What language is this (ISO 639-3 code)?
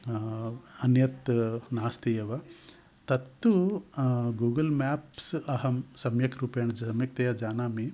san